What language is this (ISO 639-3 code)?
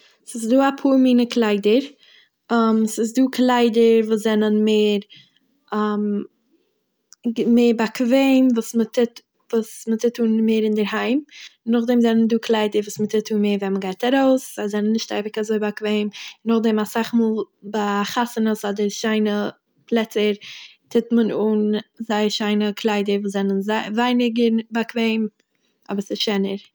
yid